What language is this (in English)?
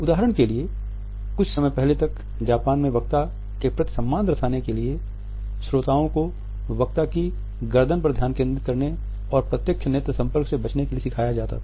Hindi